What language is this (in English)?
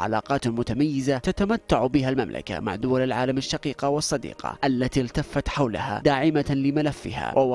Arabic